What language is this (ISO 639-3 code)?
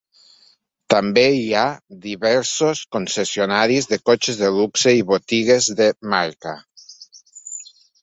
cat